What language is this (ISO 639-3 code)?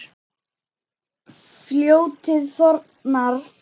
isl